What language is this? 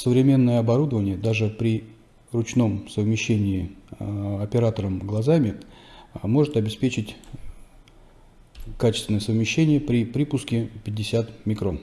Russian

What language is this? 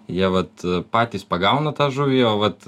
Lithuanian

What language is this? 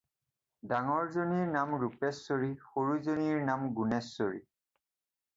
Assamese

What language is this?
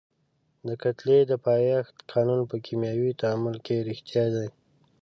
Pashto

